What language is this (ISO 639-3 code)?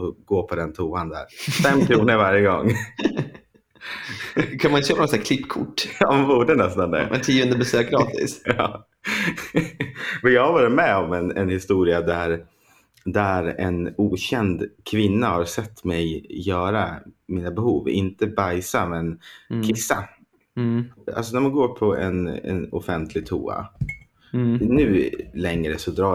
swe